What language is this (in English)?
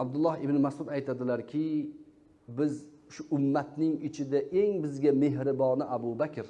Uzbek